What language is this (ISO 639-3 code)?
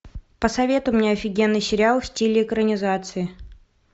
rus